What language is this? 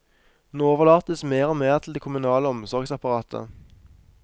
Norwegian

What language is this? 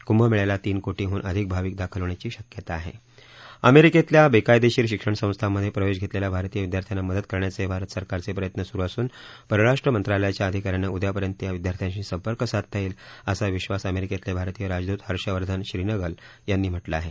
Marathi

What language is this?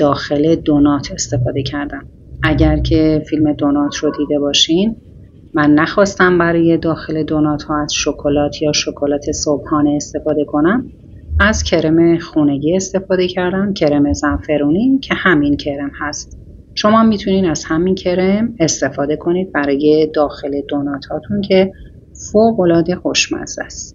Persian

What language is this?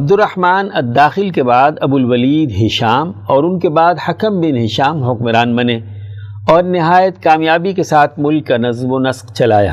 Urdu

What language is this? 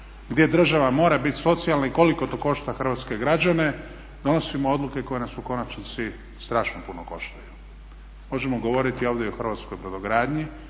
Croatian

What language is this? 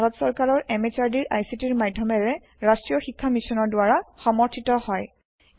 Assamese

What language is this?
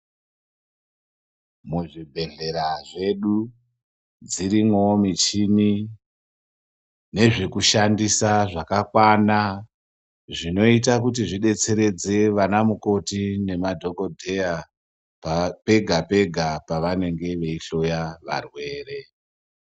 Ndau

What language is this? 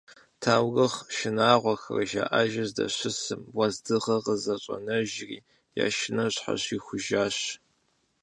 Kabardian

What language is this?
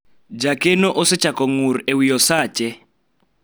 Luo (Kenya and Tanzania)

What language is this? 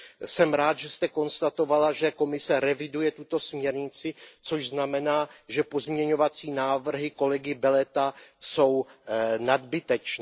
Czech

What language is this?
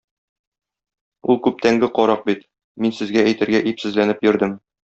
Tatar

